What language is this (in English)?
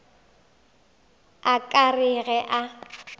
Northern Sotho